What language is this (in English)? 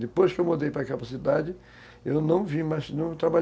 Portuguese